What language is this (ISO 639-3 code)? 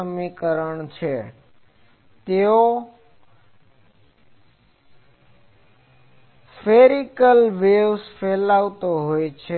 guj